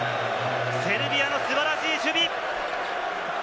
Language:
Japanese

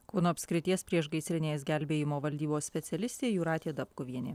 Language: Lithuanian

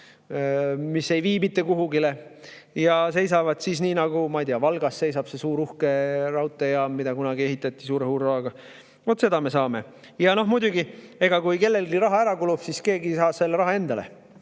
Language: Estonian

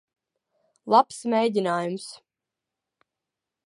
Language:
Latvian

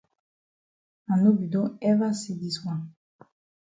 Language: Cameroon Pidgin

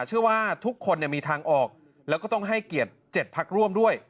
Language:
Thai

